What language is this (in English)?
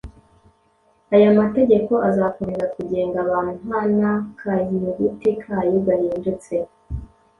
Kinyarwanda